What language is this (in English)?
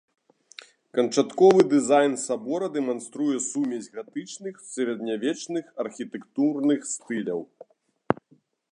Belarusian